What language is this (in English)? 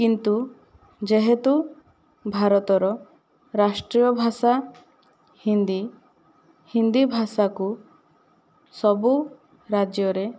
Odia